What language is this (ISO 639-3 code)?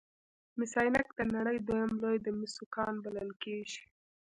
pus